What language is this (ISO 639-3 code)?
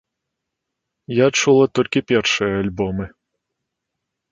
bel